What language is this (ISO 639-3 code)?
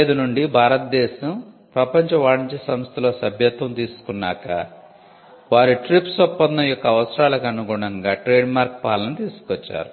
tel